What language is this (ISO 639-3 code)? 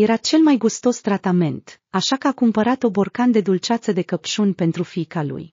ron